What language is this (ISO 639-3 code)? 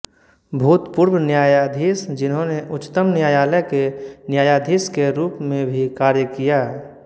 hin